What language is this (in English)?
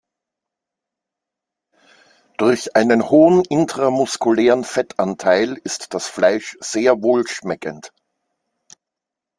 German